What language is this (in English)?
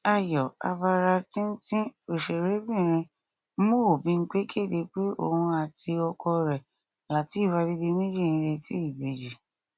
Yoruba